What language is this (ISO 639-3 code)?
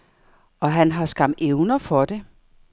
dan